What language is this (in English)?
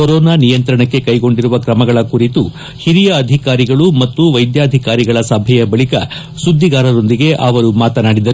Kannada